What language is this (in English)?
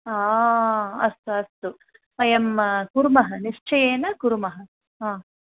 Sanskrit